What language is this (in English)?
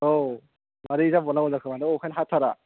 Bodo